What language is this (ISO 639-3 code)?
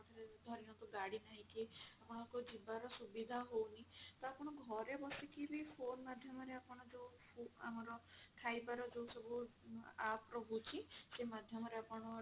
ori